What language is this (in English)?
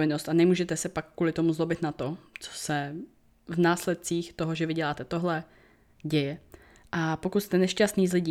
Czech